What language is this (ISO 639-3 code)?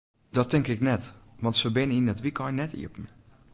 fry